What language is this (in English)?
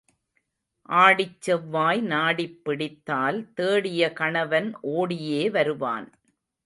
Tamil